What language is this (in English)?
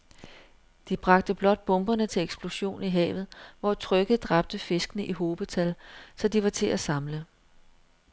Danish